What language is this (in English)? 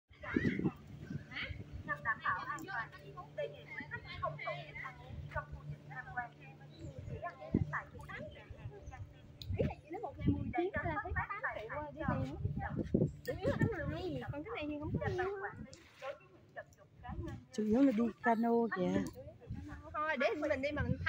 Vietnamese